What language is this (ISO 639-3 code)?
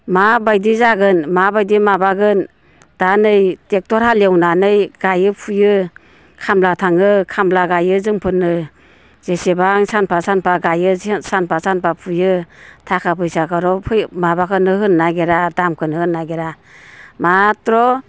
brx